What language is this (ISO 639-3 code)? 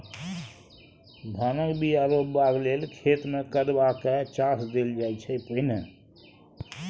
mai